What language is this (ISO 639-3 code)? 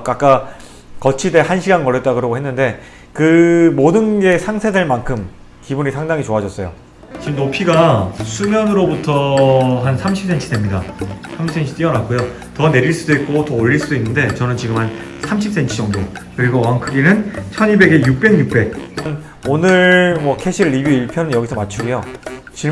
kor